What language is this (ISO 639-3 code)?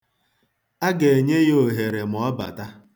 ibo